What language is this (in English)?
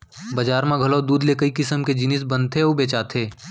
Chhattisgarhi